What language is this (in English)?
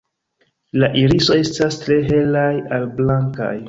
Esperanto